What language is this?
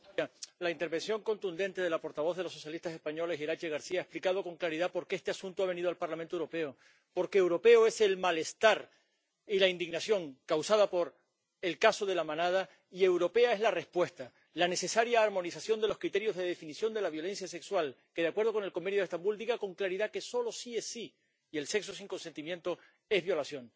Spanish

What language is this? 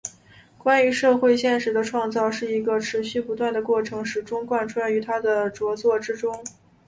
Chinese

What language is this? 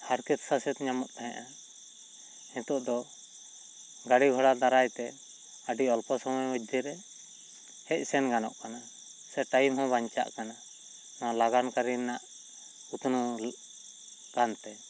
Santali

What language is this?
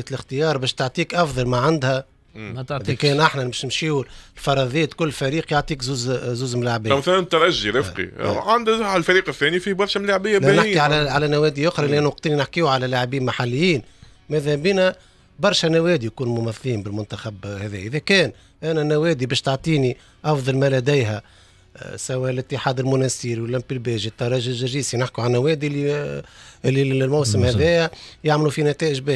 Arabic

